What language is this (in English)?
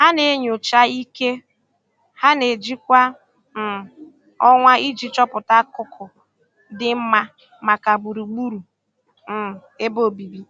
Igbo